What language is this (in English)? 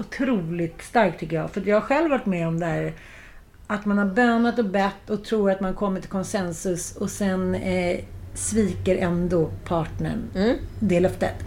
Swedish